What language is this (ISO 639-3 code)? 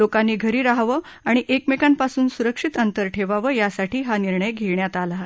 mar